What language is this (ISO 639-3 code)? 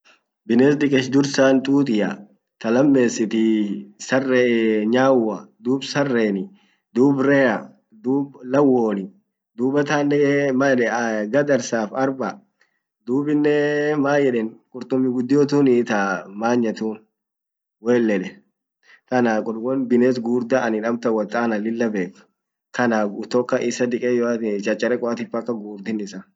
orc